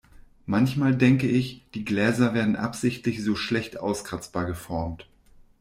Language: German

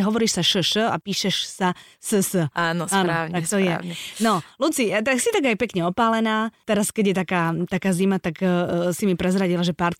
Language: Slovak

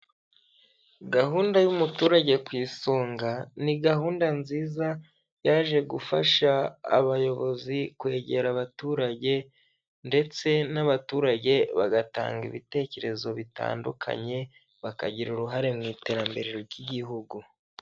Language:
Kinyarwanda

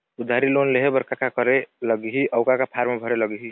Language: Chhattisgarhi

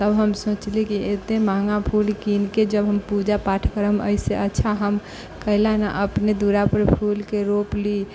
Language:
Maithili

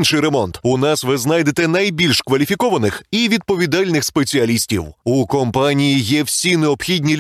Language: Ukrainian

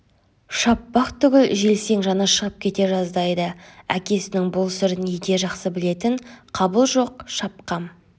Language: Kazakh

